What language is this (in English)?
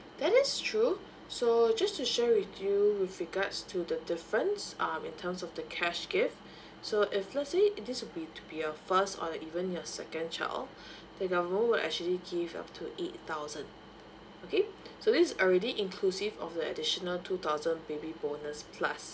English